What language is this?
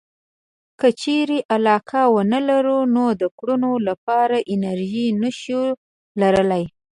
Pashto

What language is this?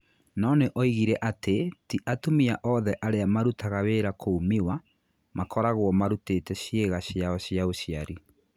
Kikuyu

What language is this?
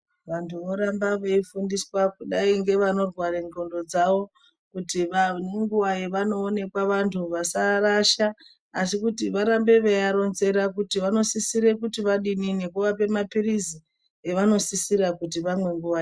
Ndau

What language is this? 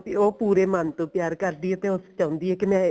Punjabi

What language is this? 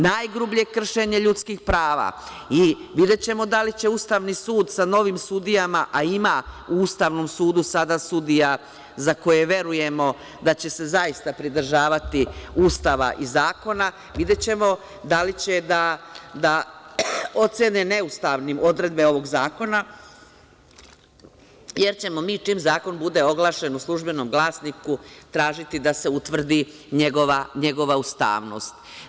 Serbian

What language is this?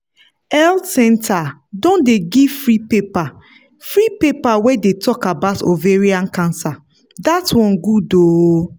Nigerian Pidgin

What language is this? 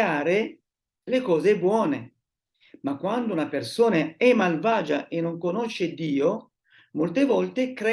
Italian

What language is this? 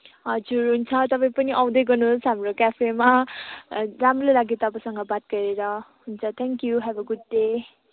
Nepali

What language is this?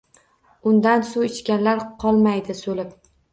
Uzbek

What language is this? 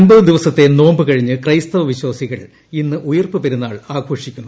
Malayalam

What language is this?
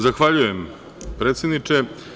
Serbian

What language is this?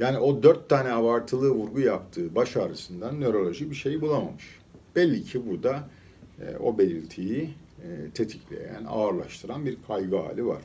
Turkish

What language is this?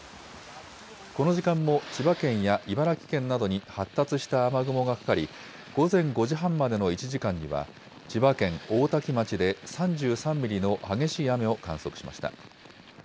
Japanese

